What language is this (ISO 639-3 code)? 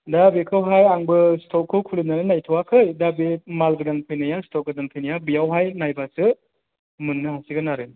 brx